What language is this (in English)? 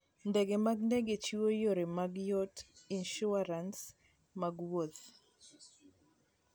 Luo (Kenya and Tanzania)